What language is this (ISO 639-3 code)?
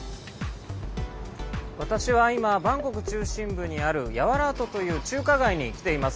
jpn